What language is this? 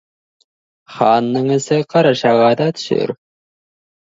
Kazakh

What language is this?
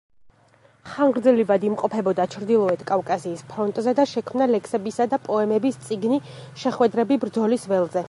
Georgian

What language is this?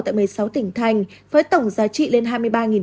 Vietnamese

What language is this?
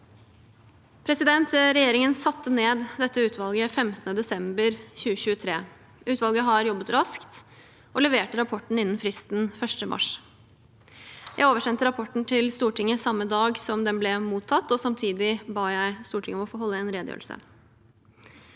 Norwegian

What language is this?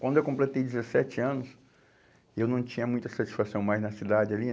Portuguese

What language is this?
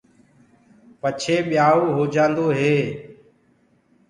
Gurgula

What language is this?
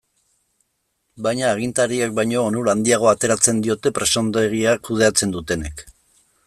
Basque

